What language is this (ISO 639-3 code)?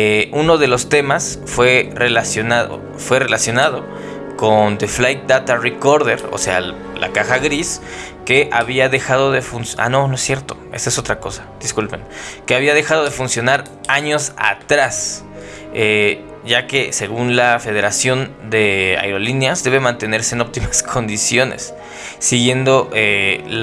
spa